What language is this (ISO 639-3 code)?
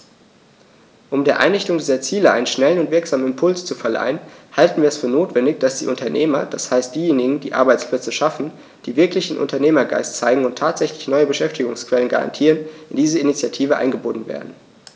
deu